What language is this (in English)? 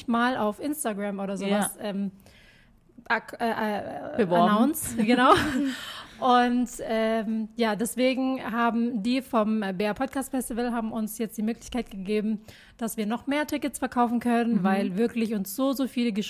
German